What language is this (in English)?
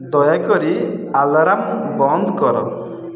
Odia